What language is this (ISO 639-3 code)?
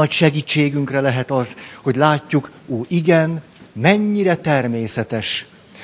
hun